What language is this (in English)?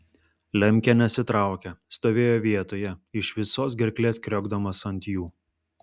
Lithuanian